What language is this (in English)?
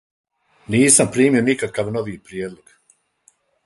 Serbian